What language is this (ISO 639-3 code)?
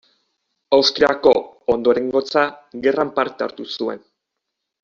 eus